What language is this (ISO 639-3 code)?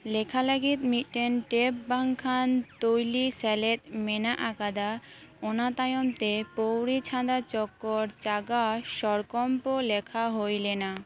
sat